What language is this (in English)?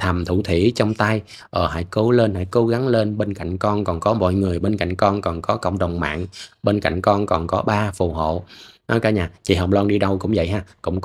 Vietnamese